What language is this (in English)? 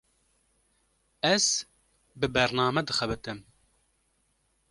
Kurdish